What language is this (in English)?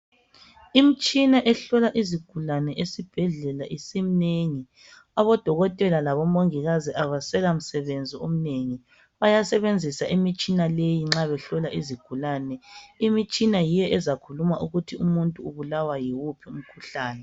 North Ndebele